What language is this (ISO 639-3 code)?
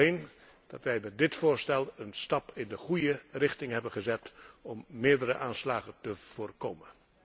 nld